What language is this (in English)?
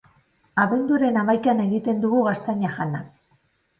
Basque